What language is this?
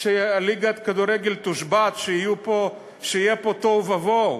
Hebrew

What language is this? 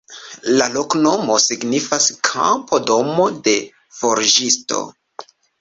Esperanto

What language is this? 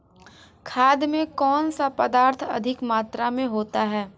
Hindi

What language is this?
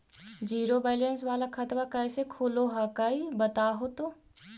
Magahi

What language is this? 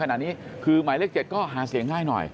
Thai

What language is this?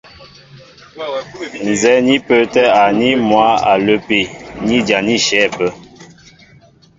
Mbo (Cameroon)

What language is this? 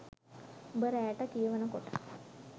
Sinhala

